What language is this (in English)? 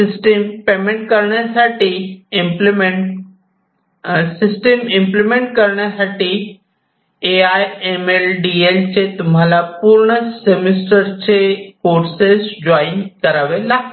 Marathi